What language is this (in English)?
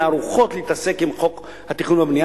Hebrew